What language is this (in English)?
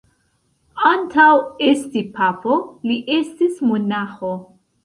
Esperanto